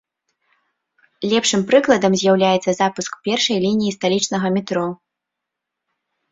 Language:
Belarusian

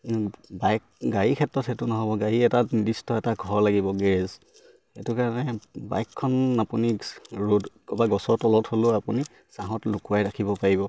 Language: Assamese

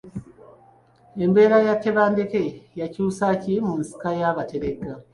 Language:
Ganda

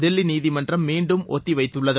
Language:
Tamil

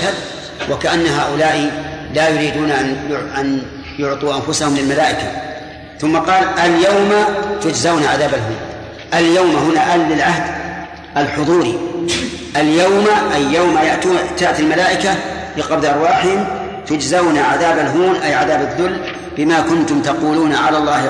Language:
Arabic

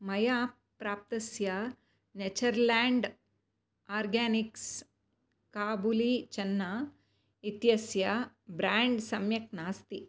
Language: Sanskrit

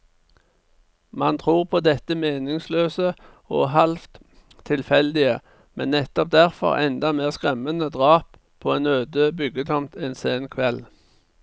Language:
Norwegian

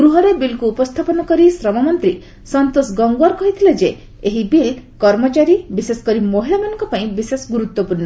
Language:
Odia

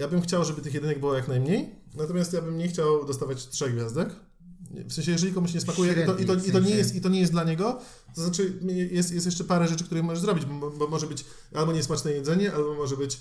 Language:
Polish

